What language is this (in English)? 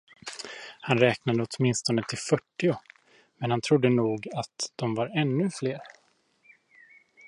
Swedish